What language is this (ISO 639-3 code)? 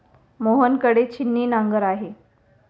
mar